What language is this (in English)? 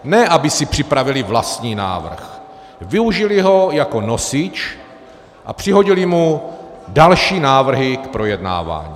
Czech